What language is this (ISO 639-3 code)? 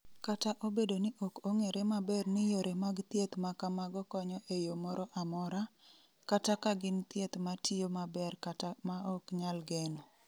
luo